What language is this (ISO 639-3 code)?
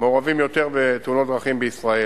heb